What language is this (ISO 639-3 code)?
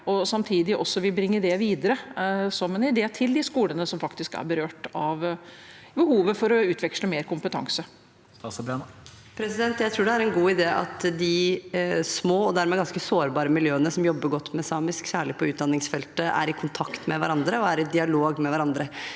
nor